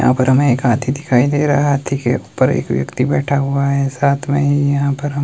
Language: Hindi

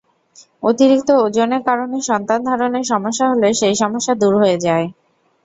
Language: Bangla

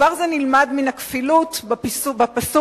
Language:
Hebrew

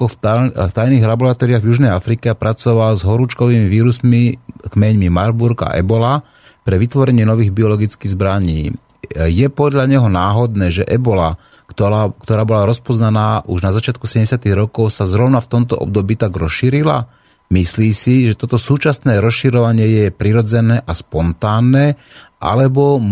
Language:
Slovak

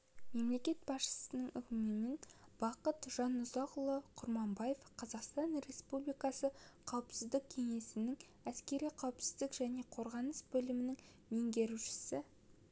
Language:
Kazakh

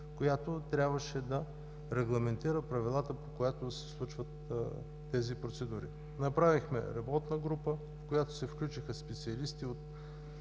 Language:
Bulgarian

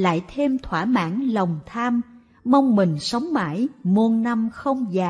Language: Vietnamese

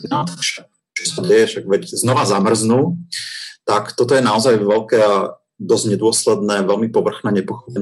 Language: Slovak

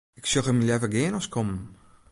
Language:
Western Frisian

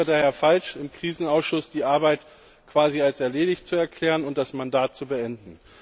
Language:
German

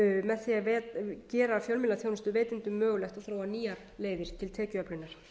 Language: Icelandic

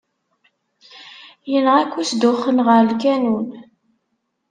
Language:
Kabyle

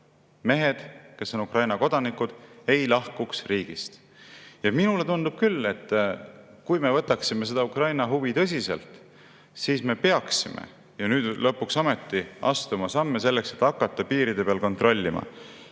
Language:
Estonian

